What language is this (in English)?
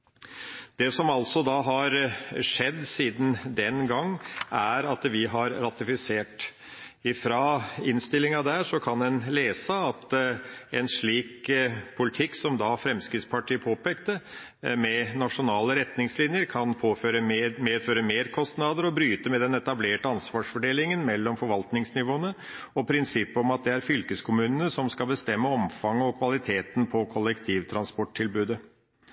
Norwegian Bokmål